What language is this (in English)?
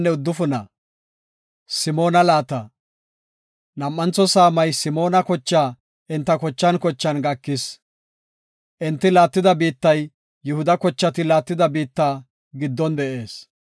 Gofa